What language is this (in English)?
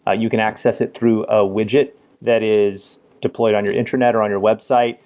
English